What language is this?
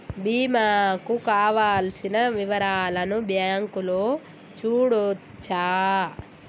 Telugu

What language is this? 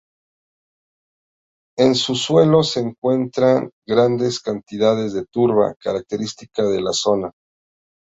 Spanish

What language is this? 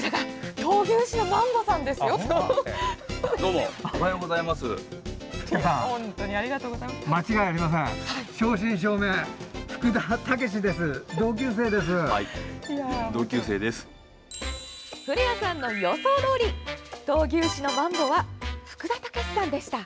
Japanese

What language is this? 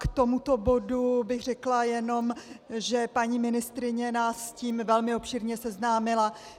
Czech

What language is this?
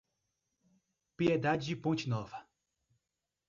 Portuguese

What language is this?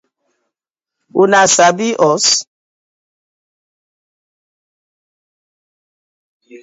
Nigerian Pidgin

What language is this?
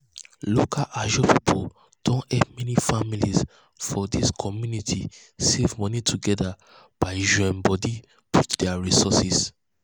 Nigerian Pidgin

